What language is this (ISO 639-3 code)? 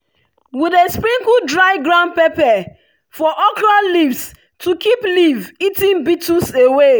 pcm